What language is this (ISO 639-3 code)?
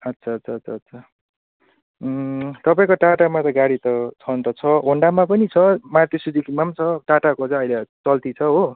nep